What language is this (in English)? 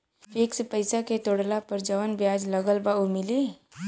Bhojpuri